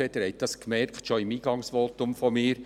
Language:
Swiss German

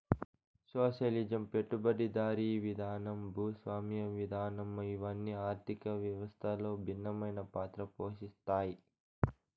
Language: Telugu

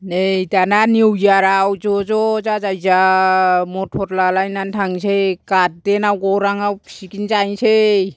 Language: Bodo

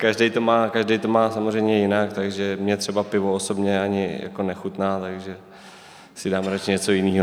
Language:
Czech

